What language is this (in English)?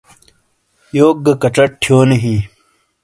Shina